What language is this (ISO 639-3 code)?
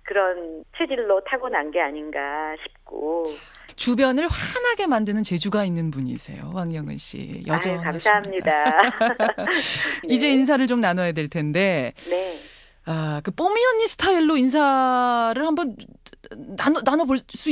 kor